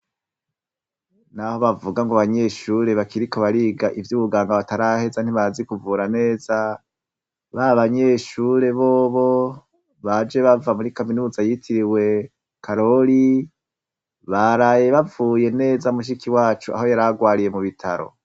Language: Rundi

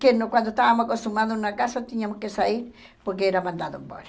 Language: Portuguese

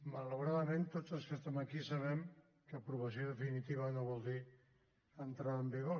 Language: Catalan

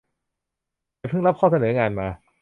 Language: Thai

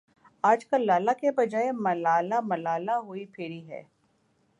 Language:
Urdu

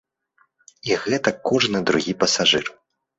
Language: Belarusian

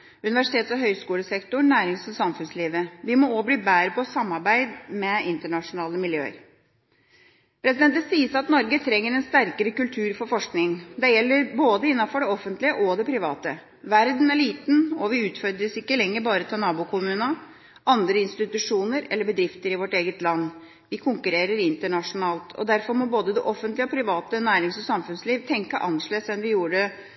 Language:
Norwegian Bokmål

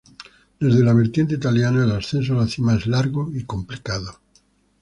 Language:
Spanish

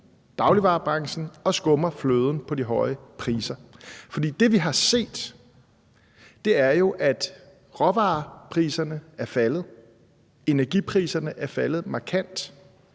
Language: Danish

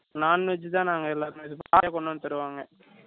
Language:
Tamil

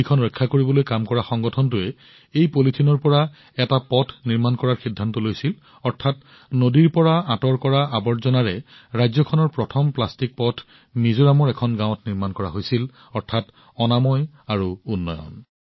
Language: Assamese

